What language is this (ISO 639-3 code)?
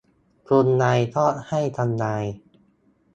tha